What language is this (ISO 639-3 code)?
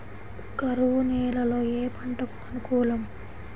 tel